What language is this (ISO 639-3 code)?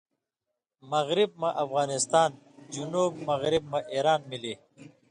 mvy